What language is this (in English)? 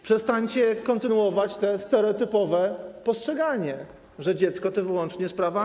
Polish